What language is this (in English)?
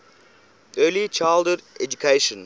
English